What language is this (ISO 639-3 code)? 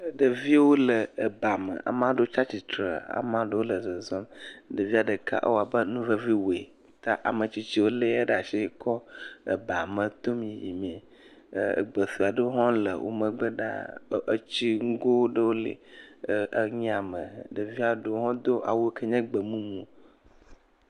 ewe